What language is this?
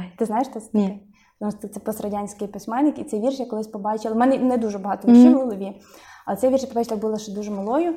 Ukrainian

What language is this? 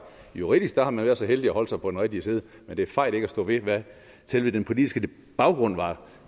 Danish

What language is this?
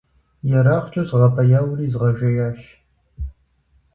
Kabardian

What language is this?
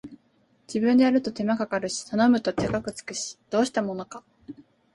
Japanese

